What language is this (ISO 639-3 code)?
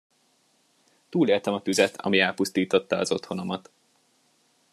hun